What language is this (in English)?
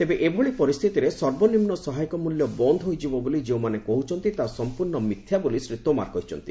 Odia